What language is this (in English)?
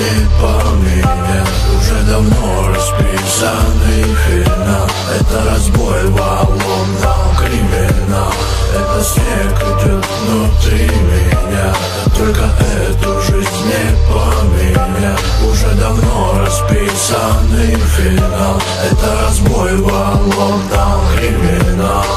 Russian